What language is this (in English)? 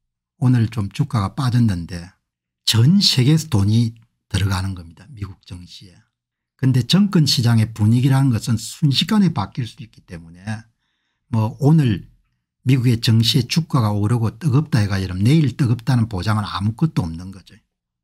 Korean